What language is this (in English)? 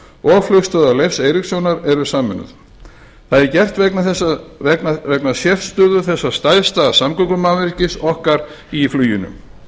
Icelandic